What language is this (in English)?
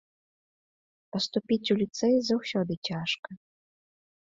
Belarusian